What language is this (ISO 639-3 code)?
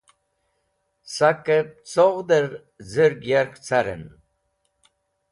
wbl